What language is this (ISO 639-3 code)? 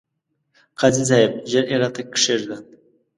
pus